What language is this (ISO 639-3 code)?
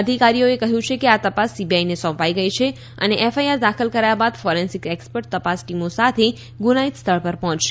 guj